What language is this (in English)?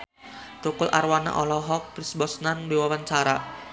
Sundanese